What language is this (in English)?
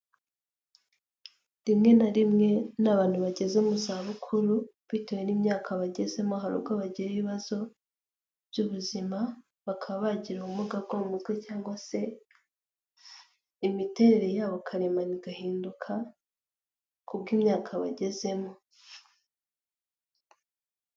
Kinyarwanda